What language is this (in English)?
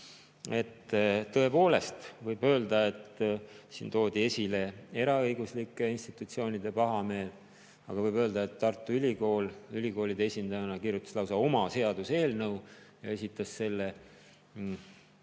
Estonian